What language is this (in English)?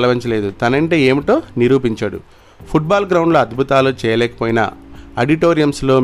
Telugu